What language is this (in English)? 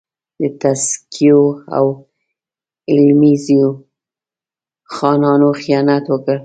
Pashto